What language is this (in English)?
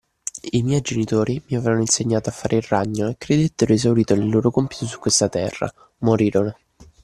Italian